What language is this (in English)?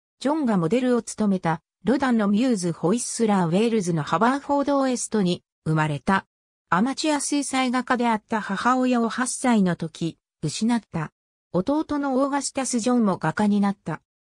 Japanese